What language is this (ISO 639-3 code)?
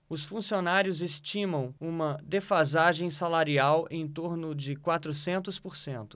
por